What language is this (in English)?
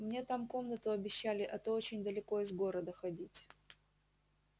Russian